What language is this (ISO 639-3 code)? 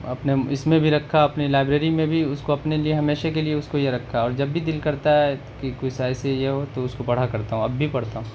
urd